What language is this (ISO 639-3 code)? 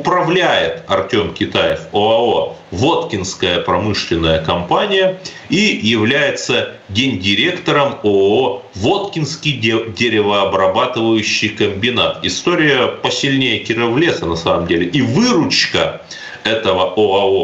rus